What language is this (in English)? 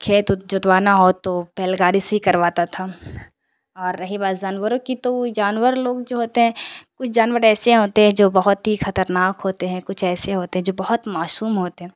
Urdu